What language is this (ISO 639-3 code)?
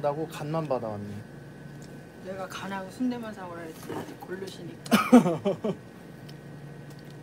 kor